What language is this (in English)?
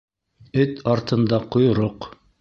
Bashkir